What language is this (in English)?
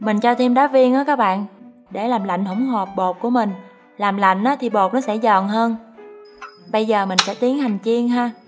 Vietnamese